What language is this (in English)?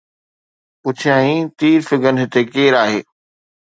Sindhi